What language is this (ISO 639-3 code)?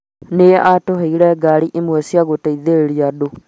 kik